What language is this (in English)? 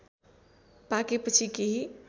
Nepali